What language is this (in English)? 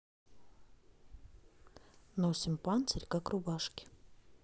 Russian